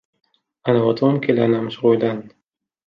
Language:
Arabic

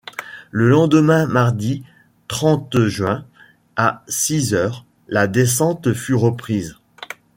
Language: French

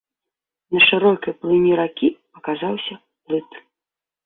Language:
Belarusian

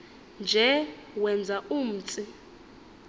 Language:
Xhosa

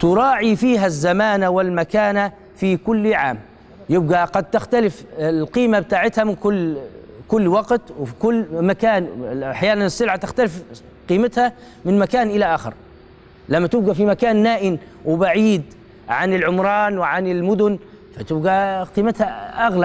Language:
Arabic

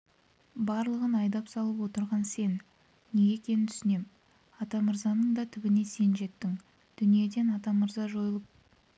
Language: Kazakh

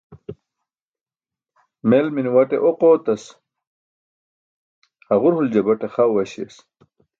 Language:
Burushaski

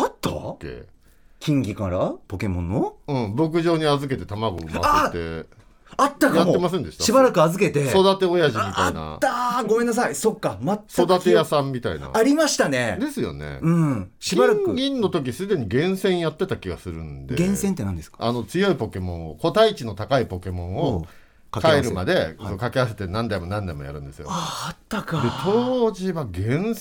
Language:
Japanese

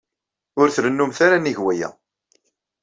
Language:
Kabyle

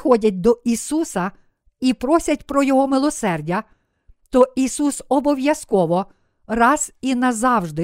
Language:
Ukrainian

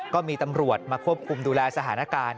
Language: Thai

